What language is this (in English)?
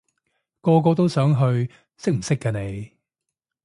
Cantonese